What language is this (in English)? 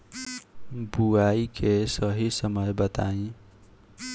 Bhojpuri